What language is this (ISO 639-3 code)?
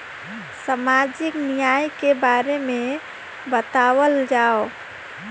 bho